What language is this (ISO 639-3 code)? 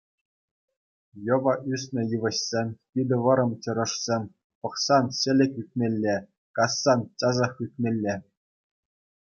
chv